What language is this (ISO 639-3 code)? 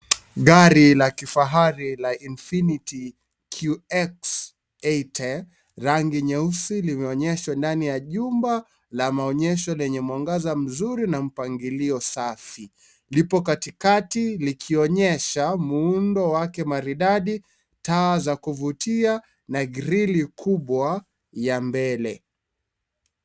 swa